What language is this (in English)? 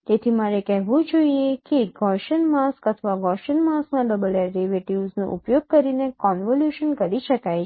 Gujarati